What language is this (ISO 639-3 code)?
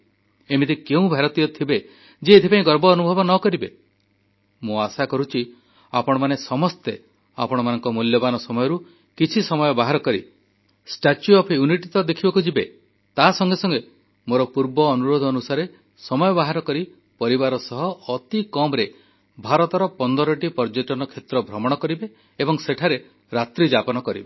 ori